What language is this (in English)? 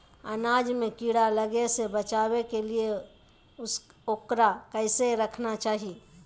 Magahi